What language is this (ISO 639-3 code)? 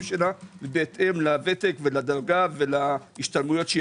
heb